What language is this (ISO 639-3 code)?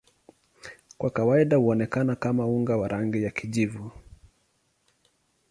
swa